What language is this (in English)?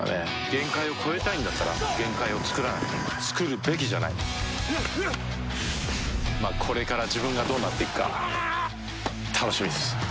Japanese